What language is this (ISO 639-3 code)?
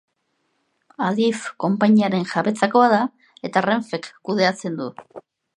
eus